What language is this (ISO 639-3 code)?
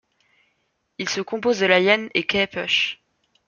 fra